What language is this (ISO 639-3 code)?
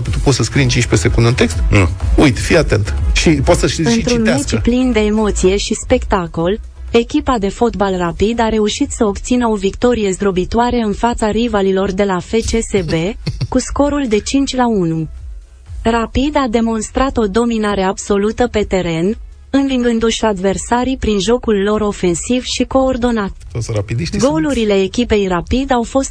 ron